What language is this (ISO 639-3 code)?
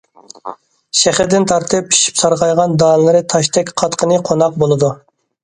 uig